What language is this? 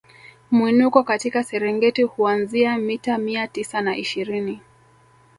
Swahili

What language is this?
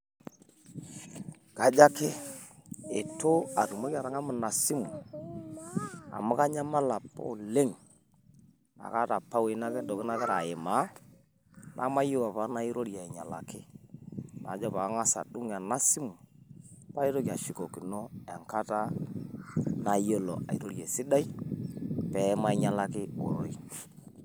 Masai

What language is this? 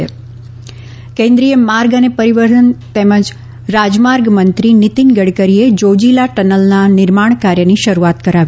Gujarati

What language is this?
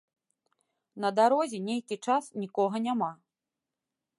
Belarusian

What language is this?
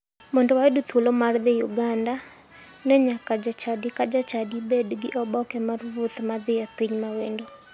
Luo (Kenya and Tanzania)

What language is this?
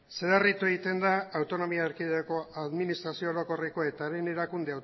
Basque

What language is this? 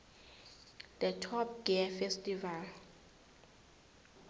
South Ndebele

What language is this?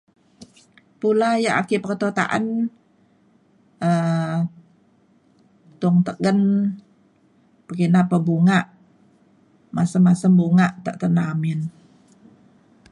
Mainstream Kenyah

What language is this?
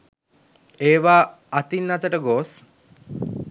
Sinhala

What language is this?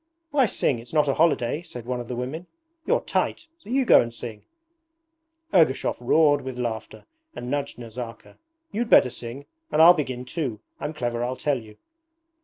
English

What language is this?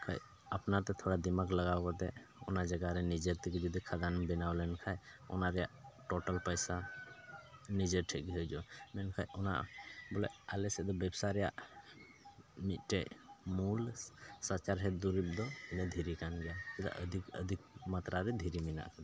Santali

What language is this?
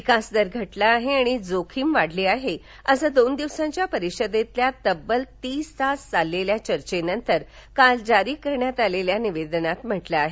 Marathi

